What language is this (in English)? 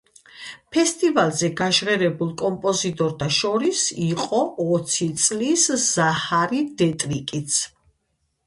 Georgian